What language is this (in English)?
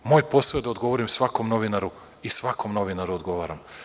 Serbian